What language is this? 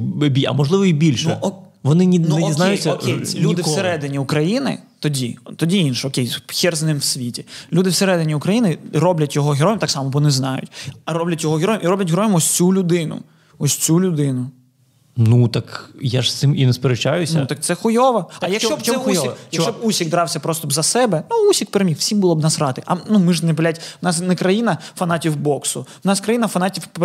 Ukrainian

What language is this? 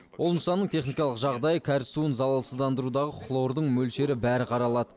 Kazakh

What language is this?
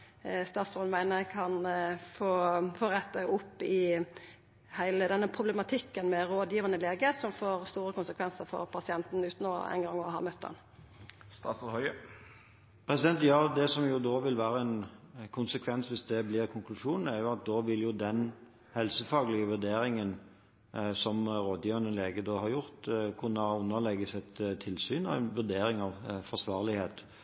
Norwegian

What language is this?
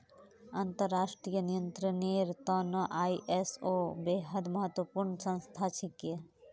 Magahi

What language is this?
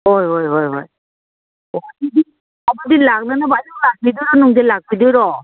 Manipuri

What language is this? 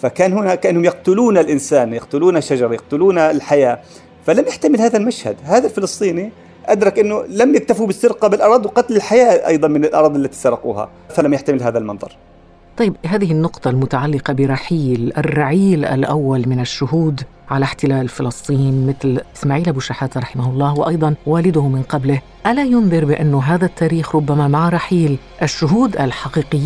Arabic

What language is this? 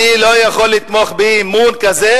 Hebrew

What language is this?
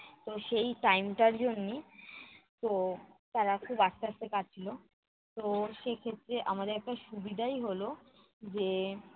Bangla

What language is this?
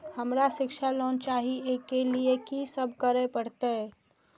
Maithili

